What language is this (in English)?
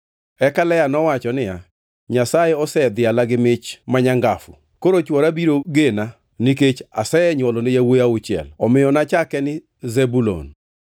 Luo (Kenya and Tanzania)